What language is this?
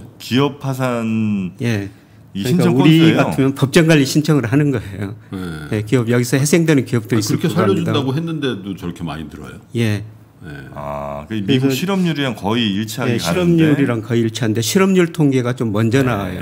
Korean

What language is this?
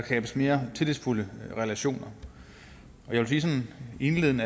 Danish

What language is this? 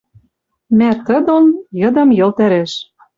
Western Mari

